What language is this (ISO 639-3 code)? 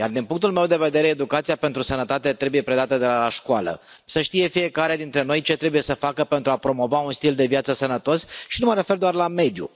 ron